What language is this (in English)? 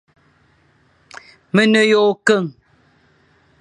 Fang